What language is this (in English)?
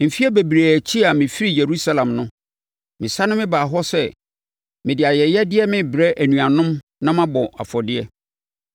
Akan